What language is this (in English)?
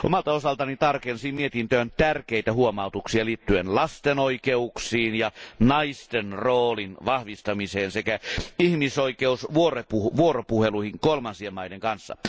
Finnish